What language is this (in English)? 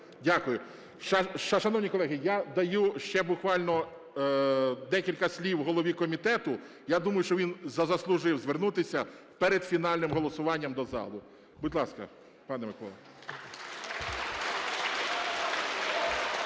Ukrainian